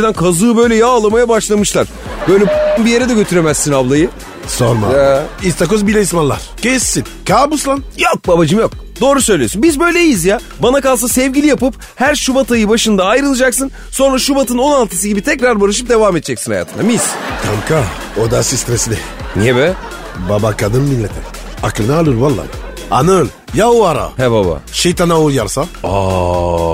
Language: Turkish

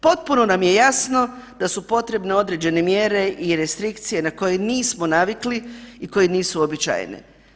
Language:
Croatian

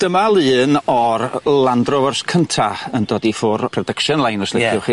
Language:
Welsh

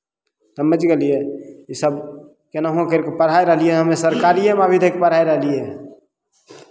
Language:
Maithili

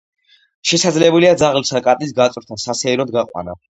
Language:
Georgian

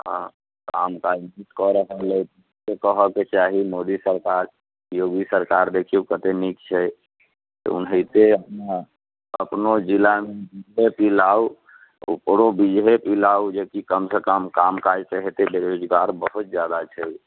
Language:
Maithili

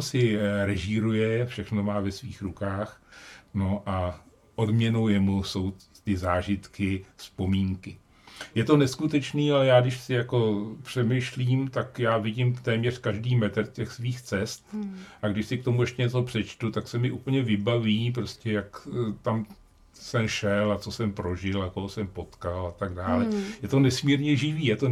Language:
Czech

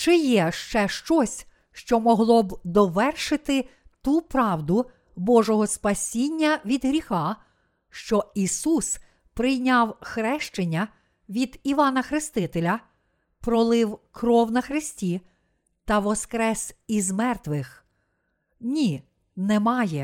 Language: Ukrainian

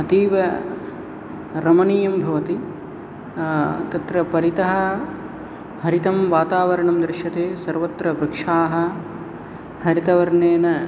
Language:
Sanskrit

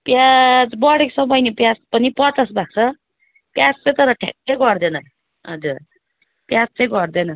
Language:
Nepali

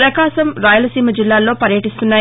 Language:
Telugu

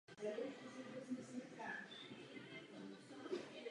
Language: Czech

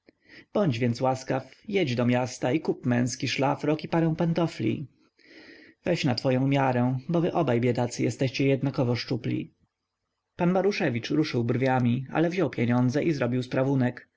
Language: Polish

